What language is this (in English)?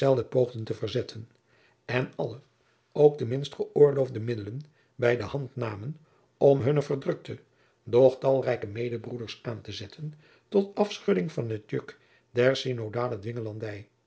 Dutch